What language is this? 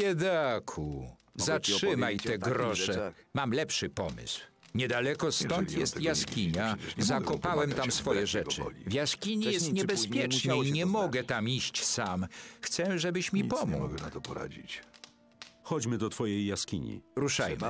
Polish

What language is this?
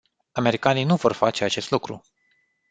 Romanian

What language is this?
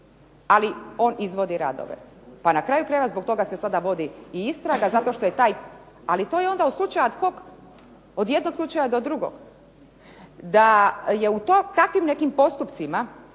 Croatian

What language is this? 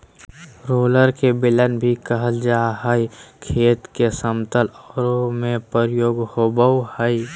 Magahi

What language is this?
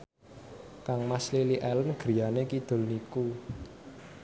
Javanese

